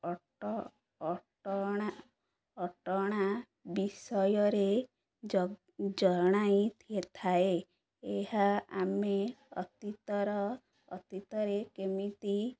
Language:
Odia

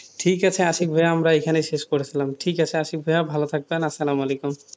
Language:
Bangla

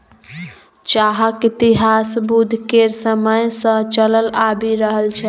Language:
Maithili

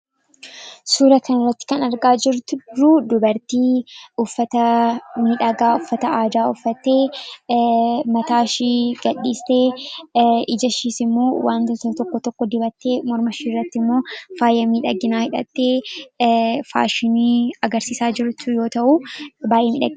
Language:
Oromo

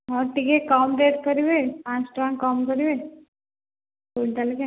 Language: Odia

